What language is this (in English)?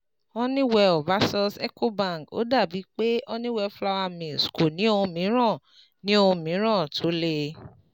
Yoruba